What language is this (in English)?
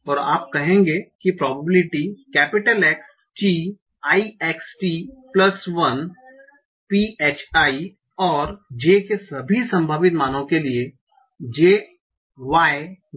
Hindi